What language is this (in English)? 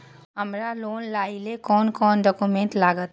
Maithili